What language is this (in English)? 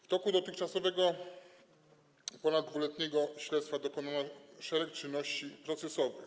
Polish